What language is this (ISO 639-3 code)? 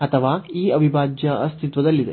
kan